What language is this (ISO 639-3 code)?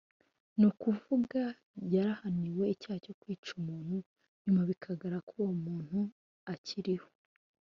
kin